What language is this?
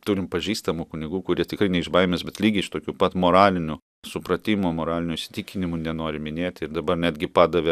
Lithuanian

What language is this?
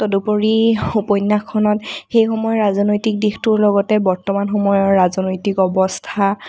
Assamese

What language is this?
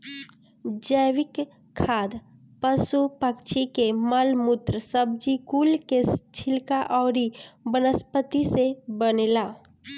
Bhojpuri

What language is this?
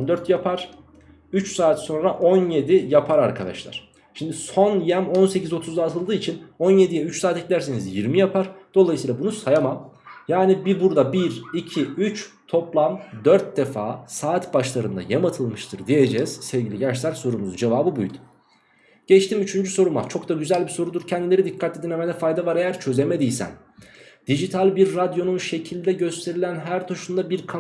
Turkish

